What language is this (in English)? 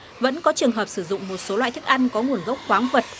Vietnamese